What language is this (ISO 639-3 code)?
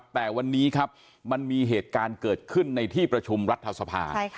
tha